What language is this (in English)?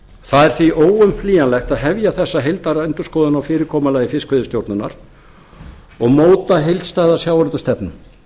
Icelandic